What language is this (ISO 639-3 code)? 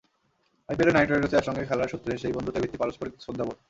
ben